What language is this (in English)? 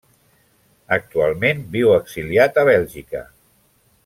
Catalan